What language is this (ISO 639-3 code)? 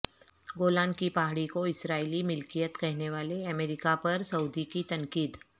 urd